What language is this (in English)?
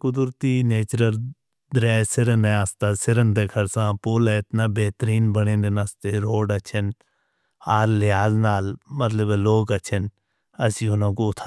Northern Hindko